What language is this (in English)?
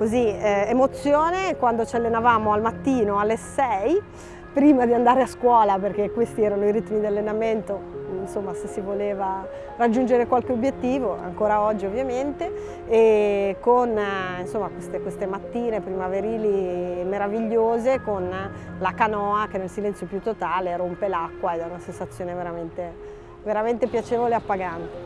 Italian